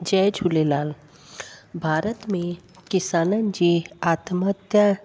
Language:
Sindhi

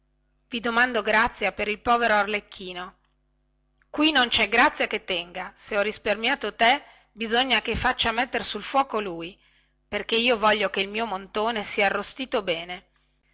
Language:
Italian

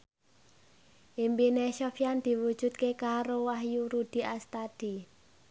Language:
Javanese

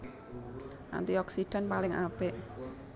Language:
Javanese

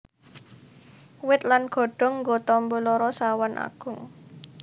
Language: Javanese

